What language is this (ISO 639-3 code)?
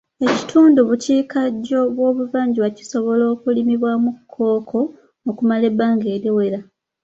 lug